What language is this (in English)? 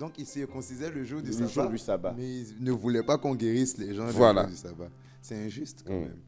French